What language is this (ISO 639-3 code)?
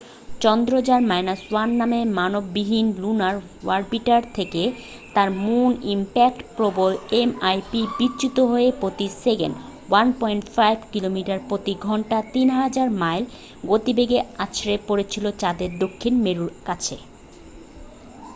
ben